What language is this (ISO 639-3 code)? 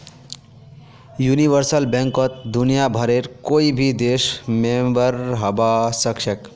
mag